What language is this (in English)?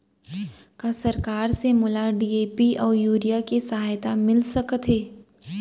Chhattisgarhi